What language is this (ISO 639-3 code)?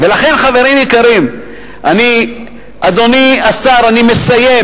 heb